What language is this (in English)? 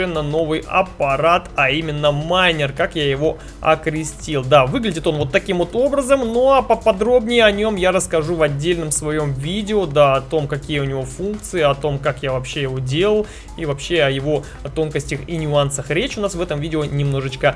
Russian